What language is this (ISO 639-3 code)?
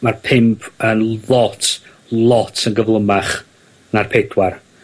cym